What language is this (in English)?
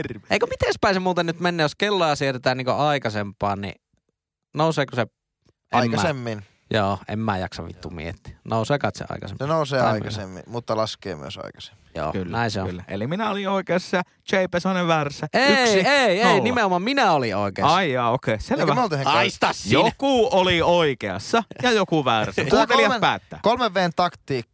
Finnish